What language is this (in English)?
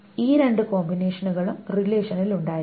Malayalam